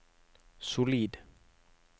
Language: Norwegian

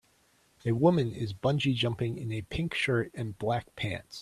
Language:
English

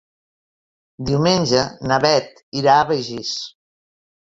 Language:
Catalan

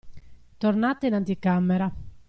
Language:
Italian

